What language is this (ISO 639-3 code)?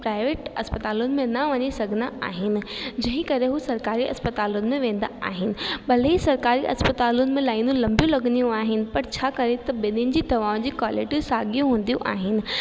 snd